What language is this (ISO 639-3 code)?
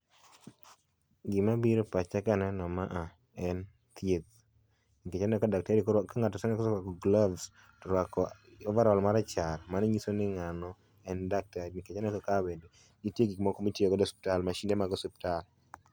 luo